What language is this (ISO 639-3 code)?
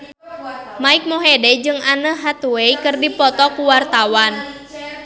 sun